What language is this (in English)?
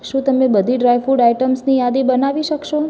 Gujarati